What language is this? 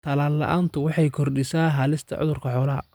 Somali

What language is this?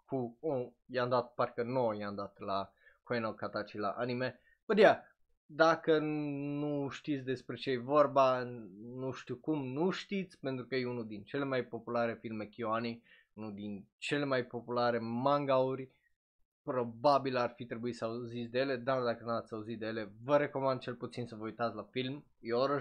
Romanian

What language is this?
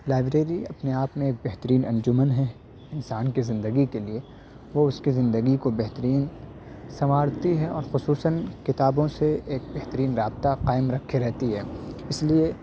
Urdu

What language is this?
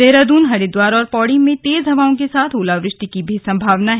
Hindi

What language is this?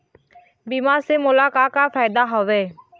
Chhattisgarhi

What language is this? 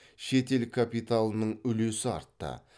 Kazakh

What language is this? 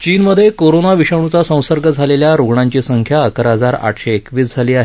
Marathi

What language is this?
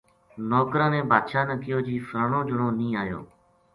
Gujari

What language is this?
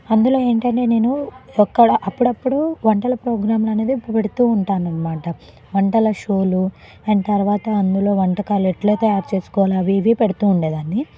Telugu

